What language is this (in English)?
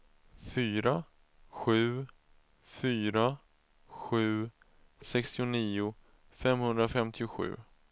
Swedish